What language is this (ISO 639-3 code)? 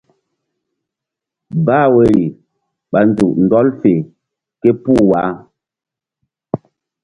mdd